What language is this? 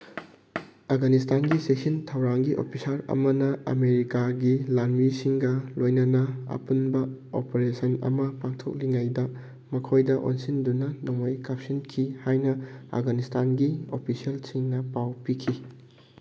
Manipuri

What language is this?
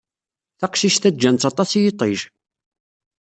Kabyle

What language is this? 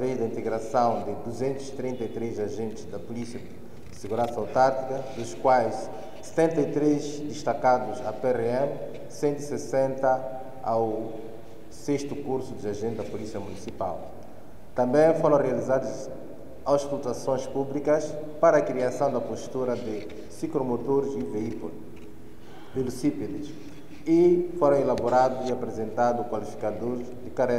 Portuguese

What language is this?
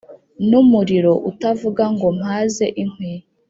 Kinyarwanda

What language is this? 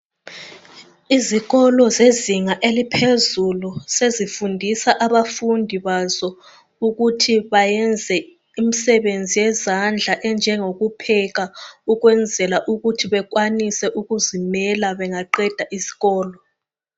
North Ndebele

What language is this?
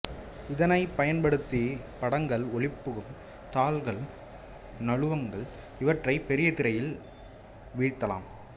Tamil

